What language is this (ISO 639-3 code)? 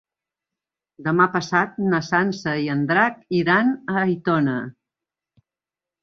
cat